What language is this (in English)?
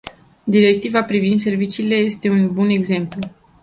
Romanian